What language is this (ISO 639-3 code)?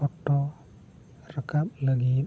sat